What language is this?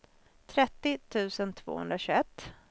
Swedish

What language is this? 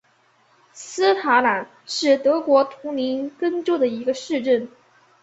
Chinese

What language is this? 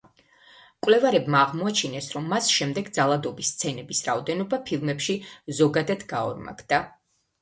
Georgian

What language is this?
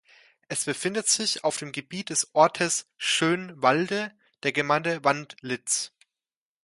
German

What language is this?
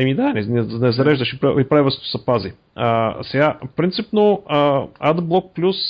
Bulgarian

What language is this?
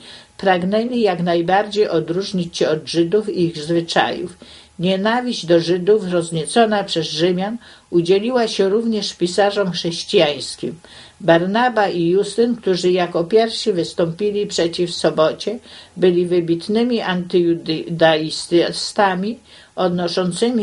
Polish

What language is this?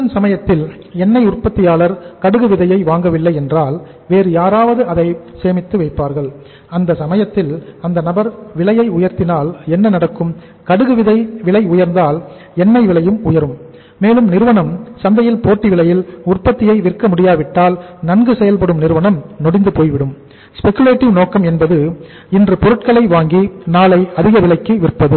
Tamil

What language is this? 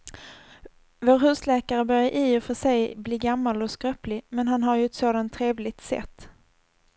Swedish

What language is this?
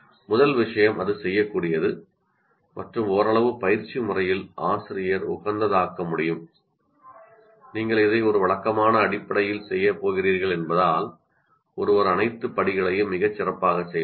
Tamil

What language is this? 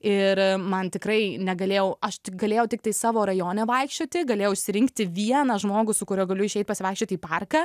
Lithuanian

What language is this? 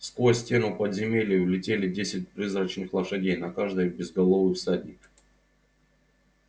Russian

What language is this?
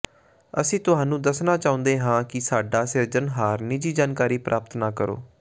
Punjabi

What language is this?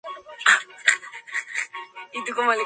Spanish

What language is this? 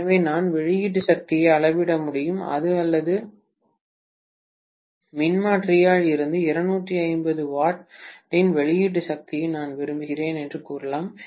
Tamil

